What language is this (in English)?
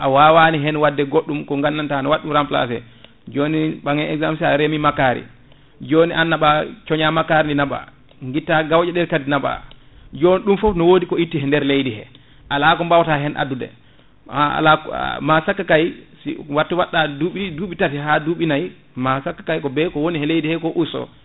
Fula